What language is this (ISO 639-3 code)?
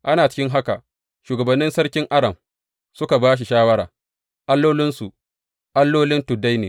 hau